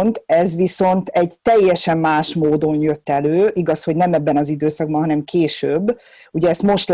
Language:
Hungarian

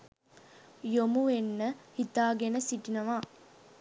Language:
Sinhala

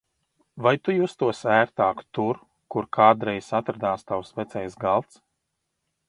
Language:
Latvian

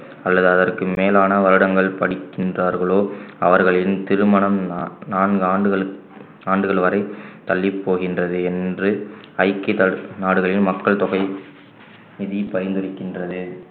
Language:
Tamil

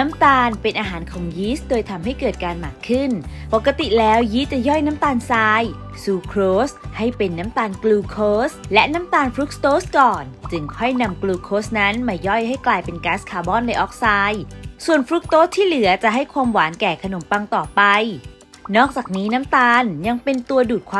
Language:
Thai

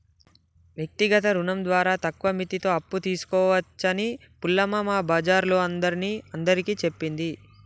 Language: Telugu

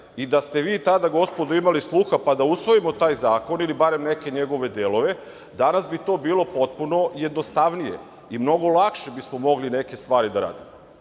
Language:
Serbian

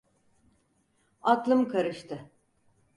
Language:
Turkish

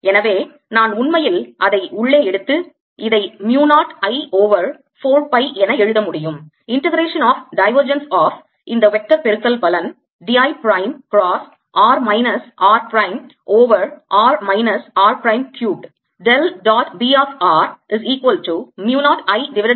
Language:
Tamil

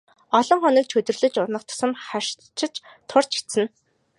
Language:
Mongolian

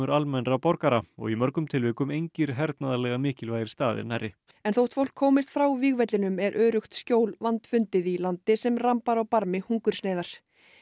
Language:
Icelandic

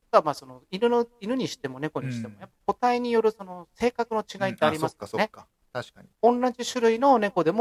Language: Japanese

